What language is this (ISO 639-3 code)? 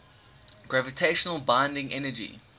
eng